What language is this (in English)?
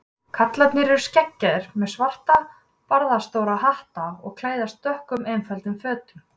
Icelandic